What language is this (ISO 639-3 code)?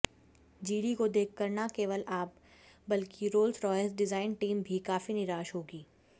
hin